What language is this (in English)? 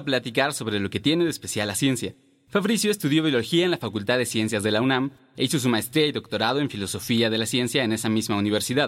Spanish